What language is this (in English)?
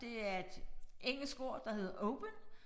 Danish